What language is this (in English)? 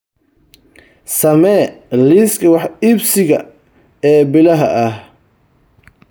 Somali